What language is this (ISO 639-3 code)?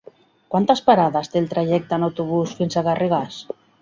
cat